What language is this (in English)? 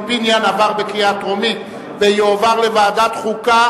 Hebrew